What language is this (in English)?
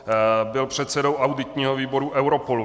Czech